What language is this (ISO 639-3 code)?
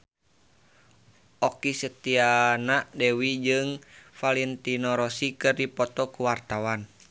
sun